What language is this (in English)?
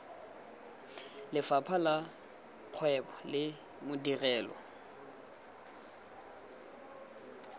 Tswana